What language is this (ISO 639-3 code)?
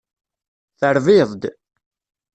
kab